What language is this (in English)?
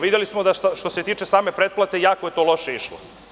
Serbian